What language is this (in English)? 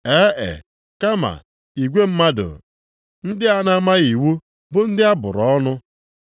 Igbo